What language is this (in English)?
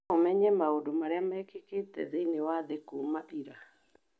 Kikuyu